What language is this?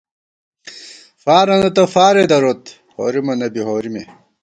Gawar-Bati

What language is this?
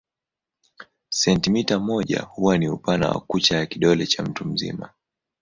Swahili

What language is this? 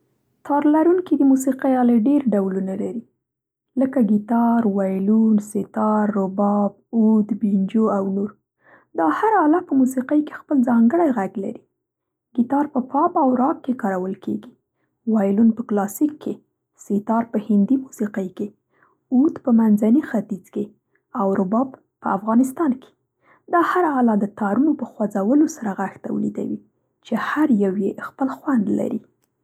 Central Pashto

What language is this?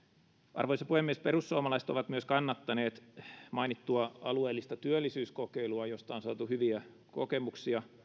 Finnish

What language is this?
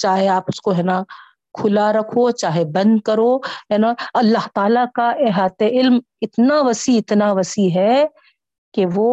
Urdu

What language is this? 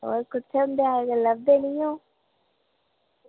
Dogri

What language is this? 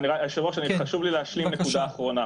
Hebrew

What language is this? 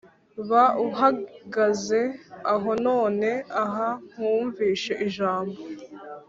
Kinyarwanda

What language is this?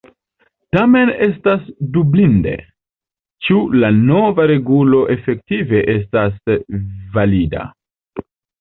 Esperanto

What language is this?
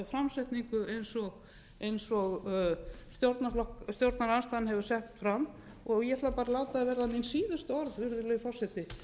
Icelandic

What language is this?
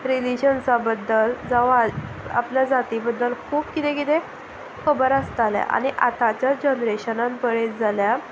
Konkani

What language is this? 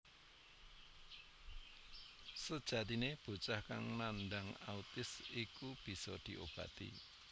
Javanese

